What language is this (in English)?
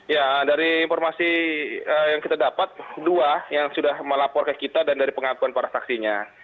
Indonesian